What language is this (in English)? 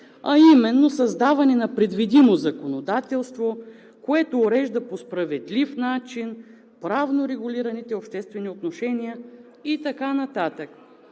Bulgarian